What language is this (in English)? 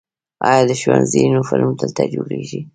Pashto